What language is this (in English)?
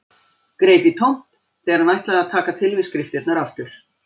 Icelandic